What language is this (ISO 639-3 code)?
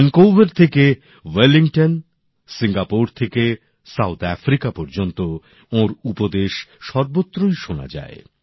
ben